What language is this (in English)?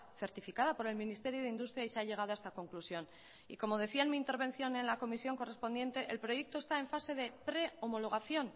Spanish